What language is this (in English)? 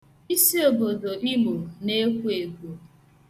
Igbo